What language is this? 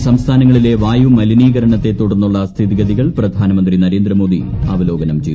Malayalam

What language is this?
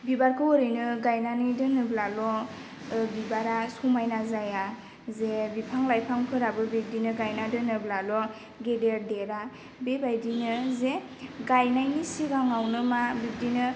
Bodo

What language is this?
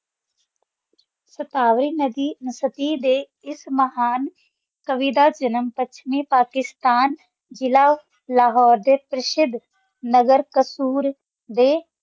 Punjabi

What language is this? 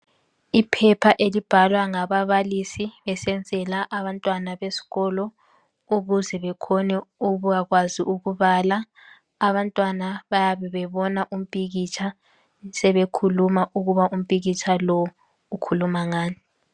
North Ndebele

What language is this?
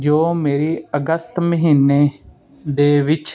Punjabi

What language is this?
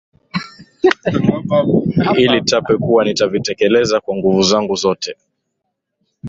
Swahili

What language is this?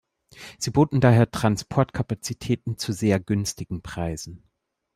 German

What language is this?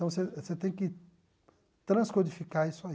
Portuguese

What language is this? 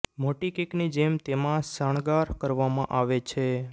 Gujarati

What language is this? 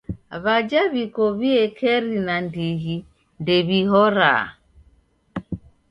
Taita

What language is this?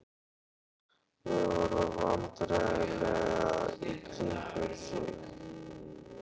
Icelandic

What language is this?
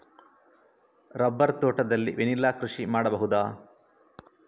Kannada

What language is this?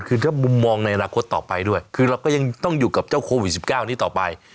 Thai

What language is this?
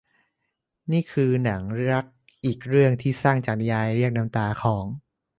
Thai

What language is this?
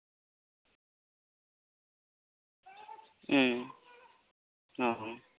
Santali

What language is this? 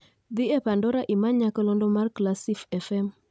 Luo (Kenya and Tanzania)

